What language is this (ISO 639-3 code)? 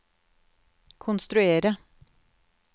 nor